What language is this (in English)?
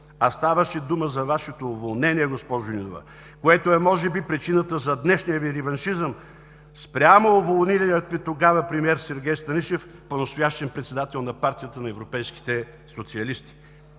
Bulgarian